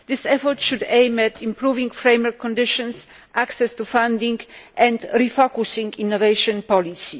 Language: English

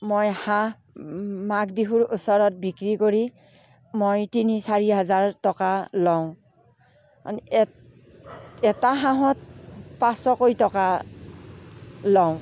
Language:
Assamese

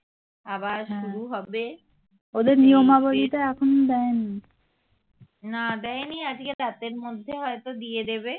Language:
Bangla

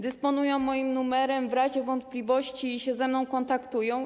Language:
Polish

